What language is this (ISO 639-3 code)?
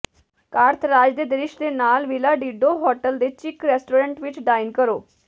pan